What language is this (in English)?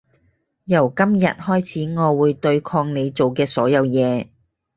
Cantonese